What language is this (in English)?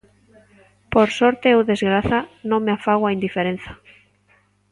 Galician